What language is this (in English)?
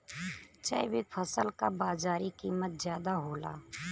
Bhojpuri